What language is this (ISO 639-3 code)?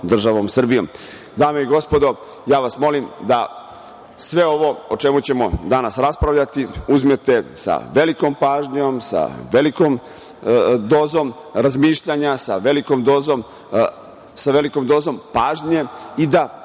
srp